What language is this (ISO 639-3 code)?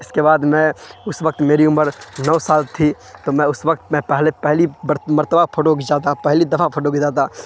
urd